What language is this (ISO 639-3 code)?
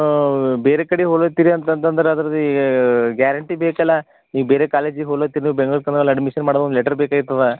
kan